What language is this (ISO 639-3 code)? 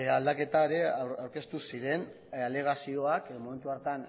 eus